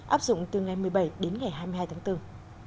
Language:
Vietnamese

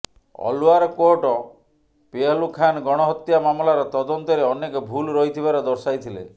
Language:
Odia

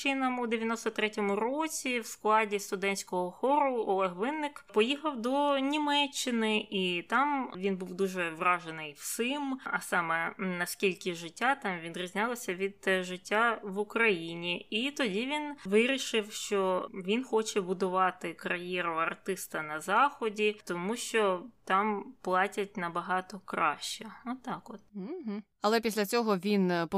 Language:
Ukrainian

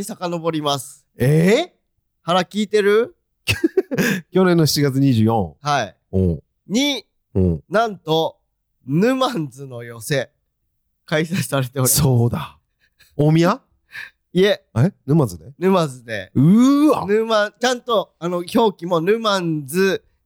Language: Japanese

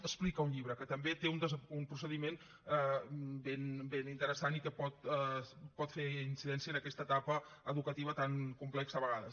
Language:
Catalan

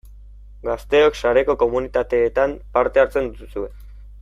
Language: Basque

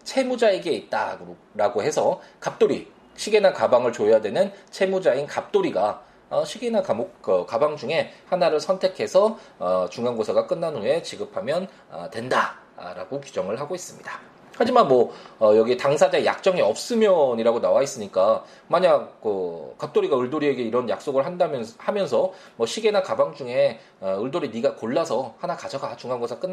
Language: Korean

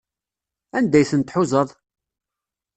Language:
Kabyle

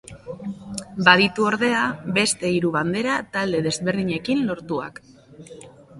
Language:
Basque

